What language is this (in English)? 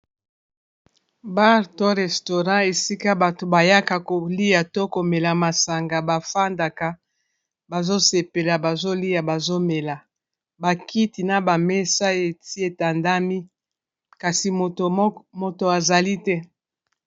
Lingala